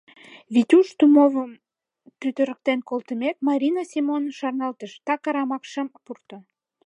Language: Mari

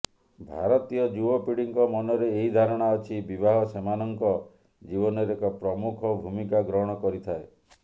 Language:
Odia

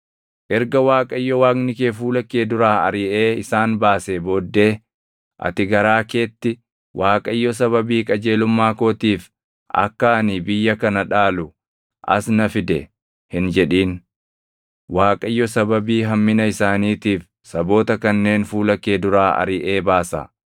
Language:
Oromo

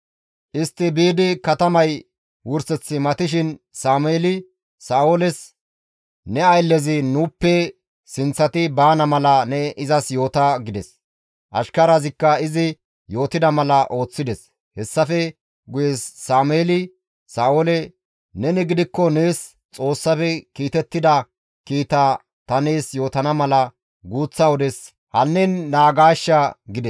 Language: Gamo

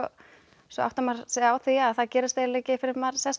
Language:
Icelandic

